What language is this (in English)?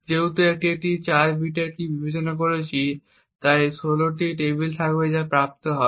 Bangla